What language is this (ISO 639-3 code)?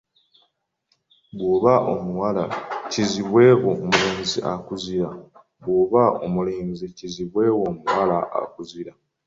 lug